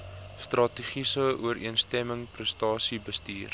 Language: Afrikaans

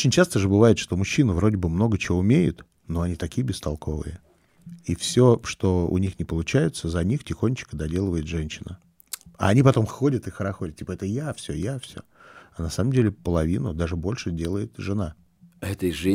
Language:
Russian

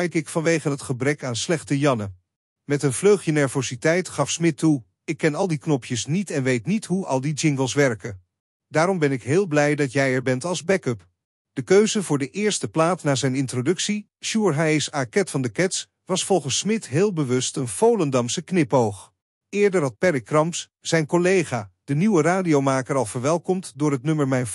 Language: Dutch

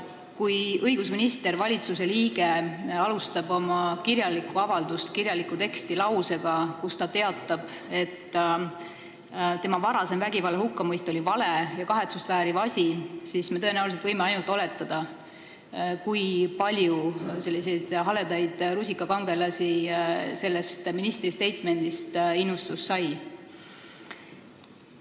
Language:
Estonian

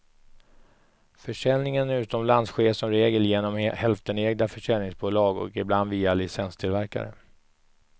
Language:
Swedish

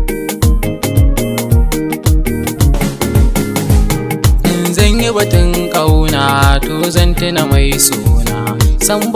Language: Indonesian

